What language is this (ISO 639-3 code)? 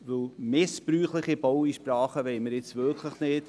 gsw